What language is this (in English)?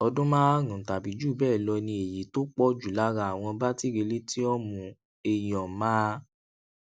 Yoruba